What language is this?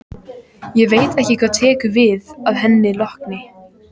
Icelandic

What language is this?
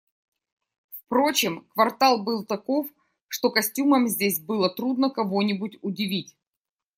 Russian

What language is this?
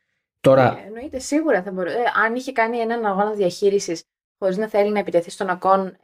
Greek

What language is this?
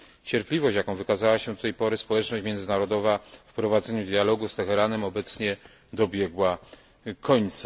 Polish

